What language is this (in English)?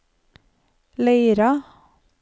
Norwegian